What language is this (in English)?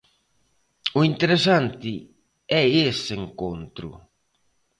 Galician